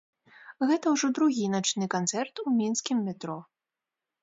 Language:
Belarusian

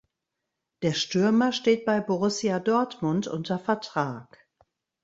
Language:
German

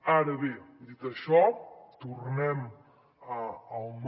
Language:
Catalan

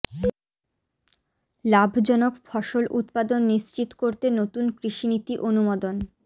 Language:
Bangla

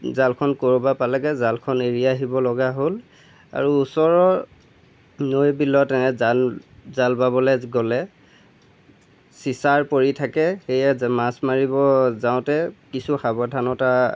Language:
Assamese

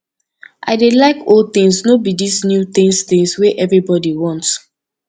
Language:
Nigerian Pidgin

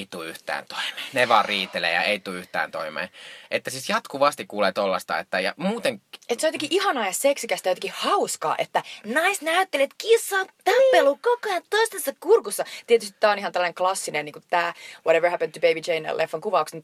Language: Finnish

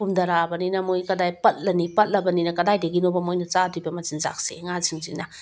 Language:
Manipuri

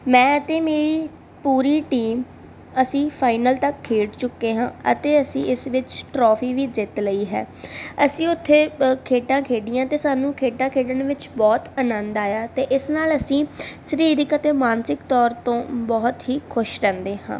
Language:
Punjabi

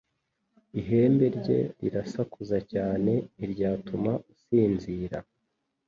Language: Kinyarwanda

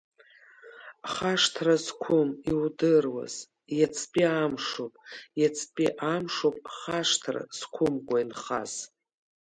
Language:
Abkhazian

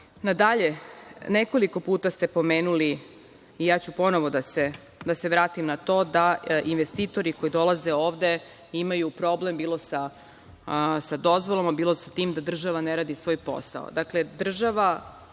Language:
Serbian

